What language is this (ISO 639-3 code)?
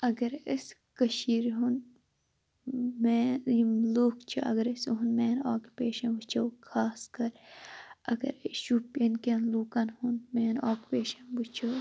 kas